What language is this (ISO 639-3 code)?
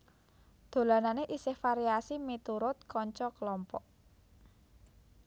jav